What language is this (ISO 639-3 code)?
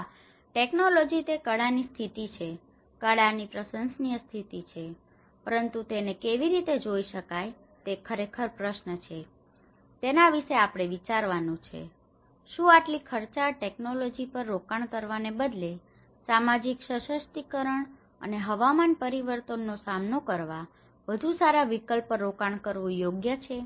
guj